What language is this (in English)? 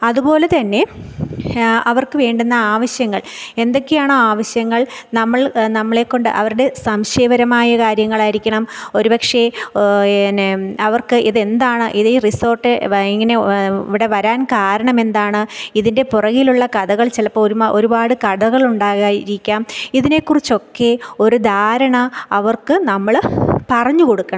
Malayalam